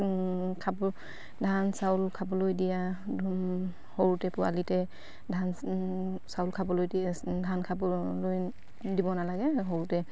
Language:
Assamese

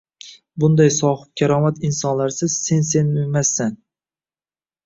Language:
Uzbek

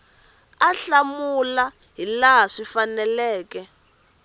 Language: Tsonga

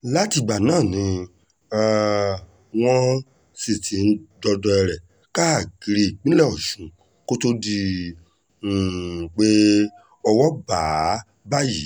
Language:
Yoruba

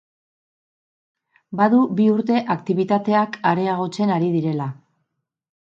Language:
Basque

